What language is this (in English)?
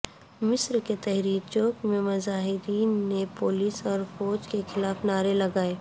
Urdu